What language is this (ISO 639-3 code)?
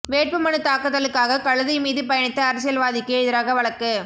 tam